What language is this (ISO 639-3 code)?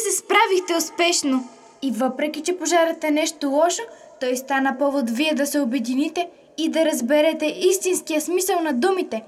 bul